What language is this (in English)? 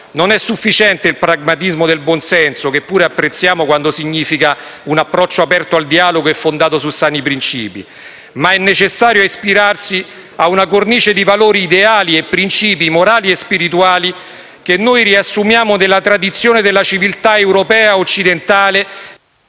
Italian